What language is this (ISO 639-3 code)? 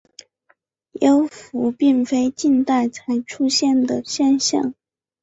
zho